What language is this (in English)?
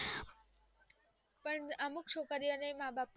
Gujarati